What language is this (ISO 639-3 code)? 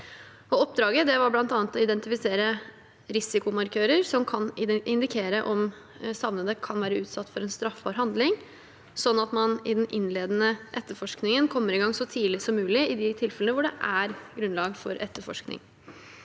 nor